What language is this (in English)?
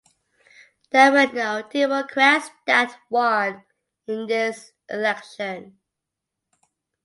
English